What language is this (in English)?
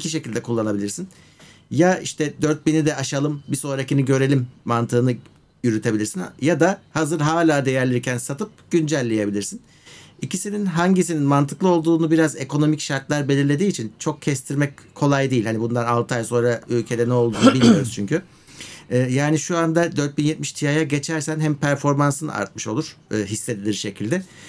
Turkish